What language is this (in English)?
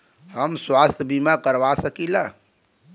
Bhojpuri